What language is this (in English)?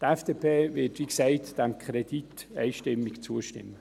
Swiss German